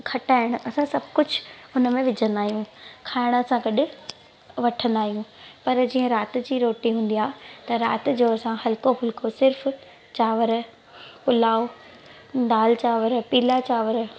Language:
Sindhi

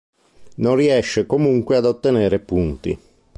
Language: Italian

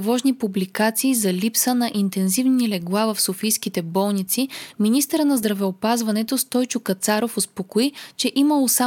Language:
Bulgarian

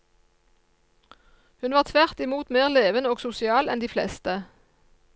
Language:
Norwegian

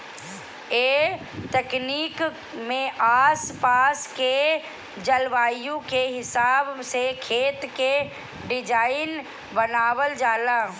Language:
Bhojpuri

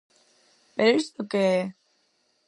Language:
Galician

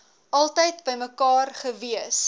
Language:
Afrikaans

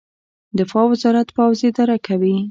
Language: Pashto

